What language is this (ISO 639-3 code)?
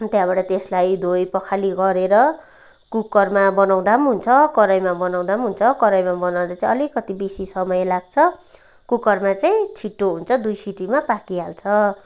nep